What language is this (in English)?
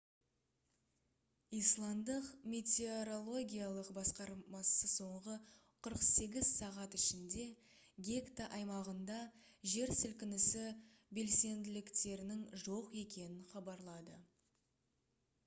Kazakh